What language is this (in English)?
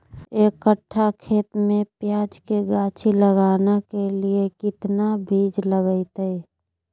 Magahi